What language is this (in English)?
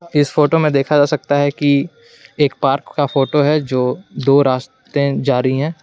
Hindi